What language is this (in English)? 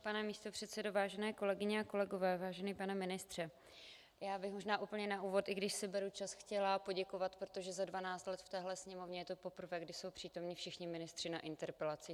Czech